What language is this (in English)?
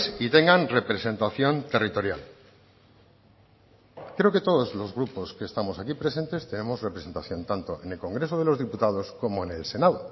Spanish